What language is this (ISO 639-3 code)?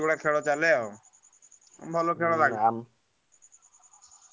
ori